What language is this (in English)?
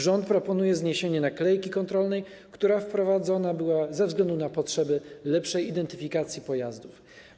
Polish